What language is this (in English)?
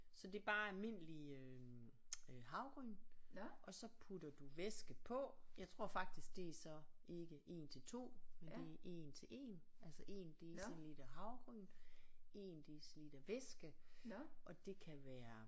Danish